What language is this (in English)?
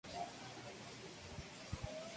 Spanish